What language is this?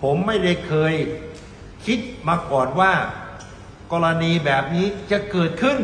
Thai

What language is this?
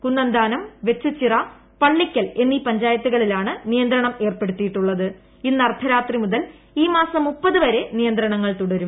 Malayalam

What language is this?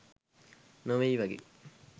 Sinhala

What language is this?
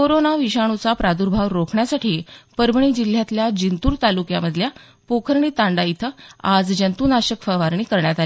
Marathi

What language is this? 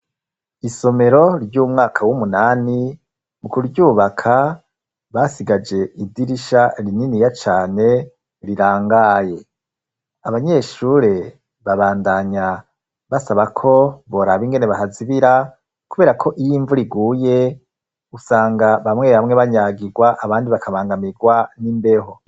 Rundi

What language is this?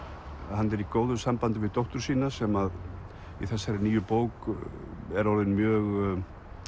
Icelandic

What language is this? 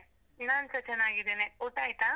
Kannada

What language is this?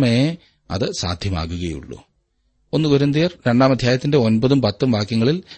Malayalam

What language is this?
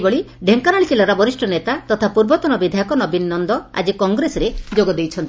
Odia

